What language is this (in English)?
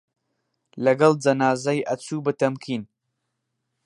Central Kurdish